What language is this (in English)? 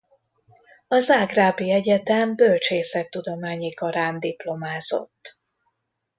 Hungarian